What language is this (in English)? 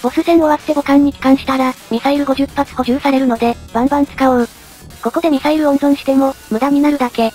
Japanese